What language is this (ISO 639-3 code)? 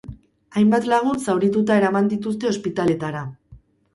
eus